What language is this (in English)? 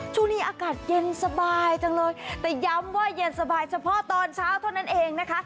Thai